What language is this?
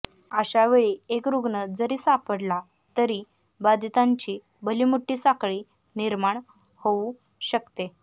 Marathi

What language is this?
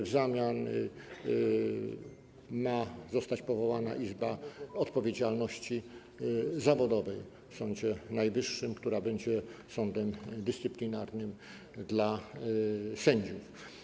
Polish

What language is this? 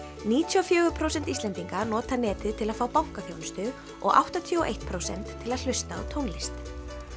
Icelandic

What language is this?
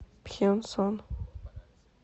Russian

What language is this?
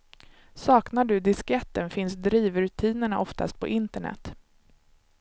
Swedish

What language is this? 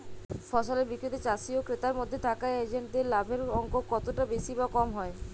Bangla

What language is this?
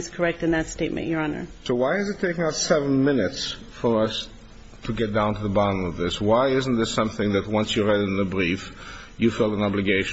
English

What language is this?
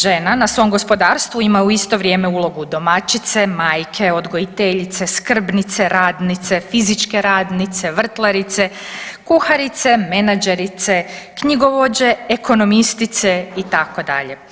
Croatian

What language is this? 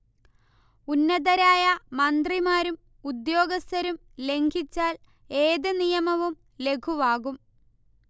Malayalam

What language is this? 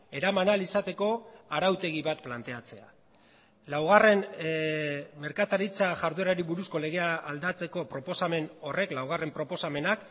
Basque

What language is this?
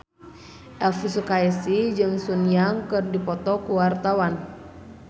Sundanese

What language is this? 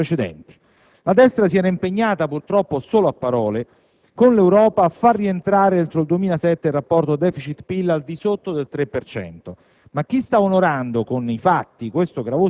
Italian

